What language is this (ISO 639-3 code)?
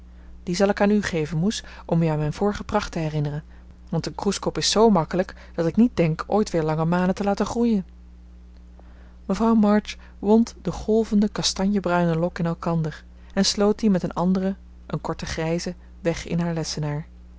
nld